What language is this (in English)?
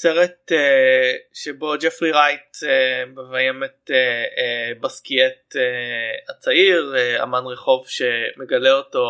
Hebrew